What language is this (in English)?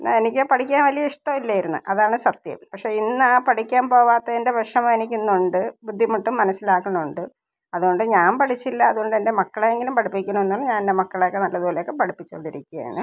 Malayalam